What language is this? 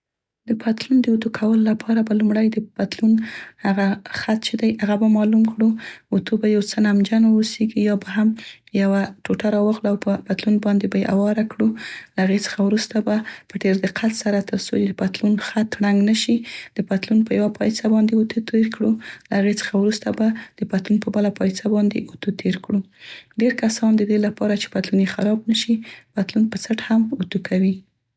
Central Pashto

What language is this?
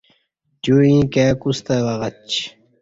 Kati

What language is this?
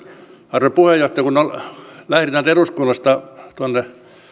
Finnish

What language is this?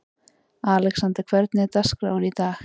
Icelandic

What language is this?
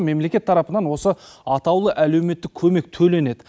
Kazakh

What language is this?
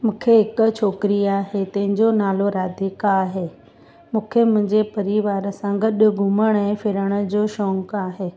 Sindhi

